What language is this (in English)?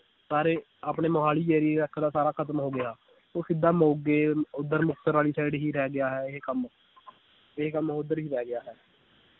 Punjabi